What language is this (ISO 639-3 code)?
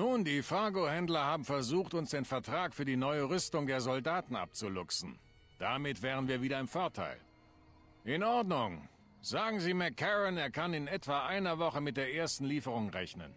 deu